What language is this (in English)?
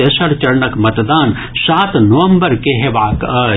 Maithili